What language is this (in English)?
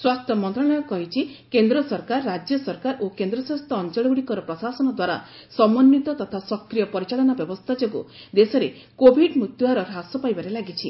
Odia